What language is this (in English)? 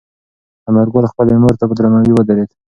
Pashto